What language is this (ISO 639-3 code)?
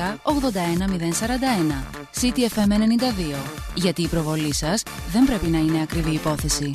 ell